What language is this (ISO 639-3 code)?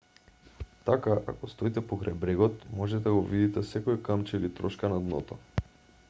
mkd